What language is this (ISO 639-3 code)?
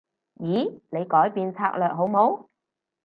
yue